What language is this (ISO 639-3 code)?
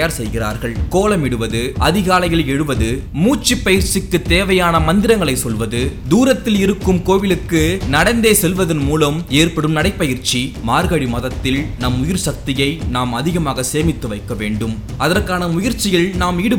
tam